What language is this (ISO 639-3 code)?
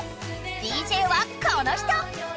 jpn